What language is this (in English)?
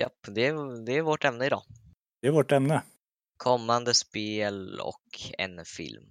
Swedish